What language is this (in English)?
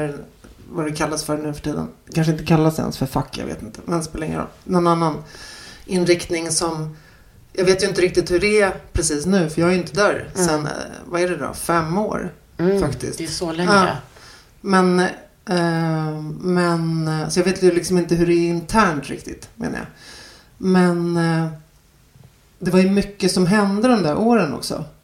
Swedish